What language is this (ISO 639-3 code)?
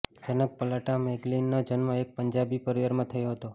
guj